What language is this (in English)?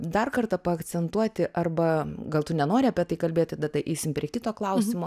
Lithuanian